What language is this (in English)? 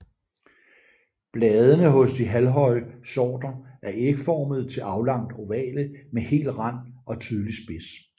Danish